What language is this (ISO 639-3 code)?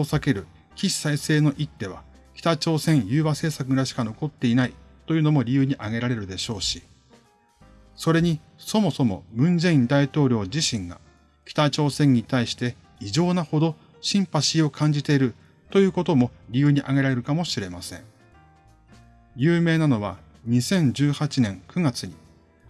jpn